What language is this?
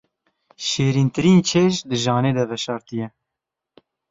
Kurdish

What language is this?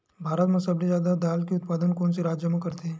Chhattisgarhi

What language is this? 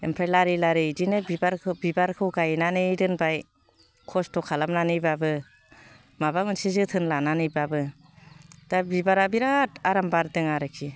Bodo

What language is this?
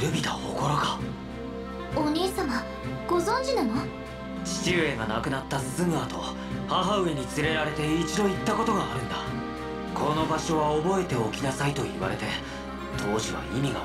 Japanese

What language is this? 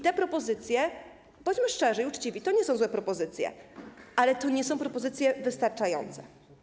Polish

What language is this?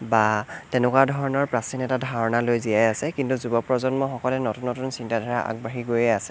Assamese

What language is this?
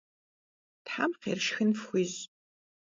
Kabardian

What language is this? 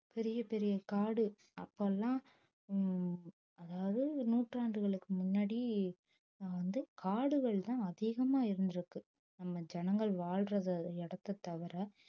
Tamil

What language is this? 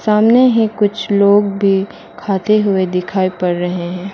Hindi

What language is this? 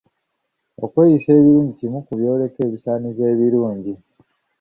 Ganda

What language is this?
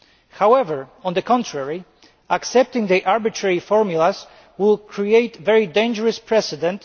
English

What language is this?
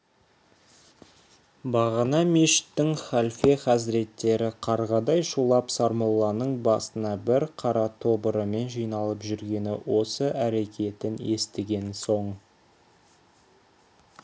Kazakh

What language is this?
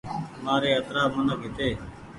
Goaria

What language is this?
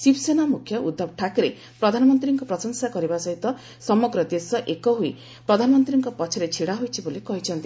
Odia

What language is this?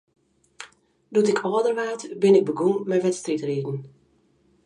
Western Frisian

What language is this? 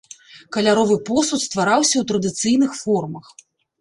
Belarusian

